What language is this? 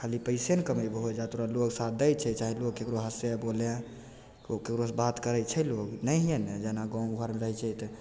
Maithili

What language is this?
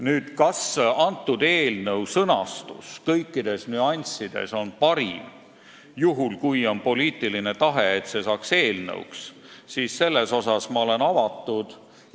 Estonian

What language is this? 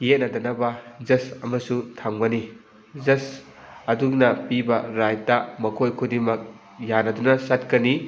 Manipuri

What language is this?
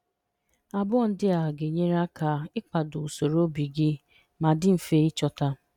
Igbo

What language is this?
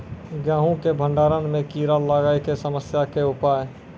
Maithili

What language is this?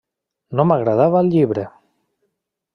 Catalan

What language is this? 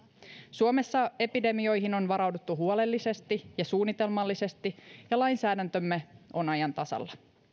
Finnish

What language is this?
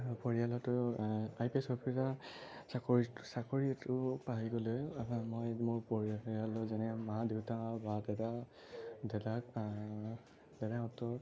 Assamese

